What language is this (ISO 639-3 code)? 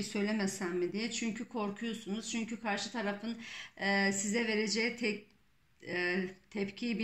tur